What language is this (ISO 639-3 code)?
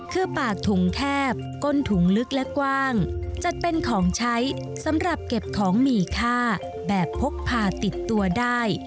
tha